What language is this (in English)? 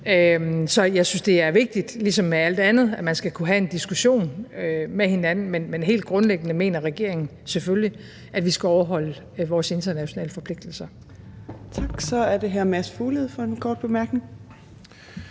Danish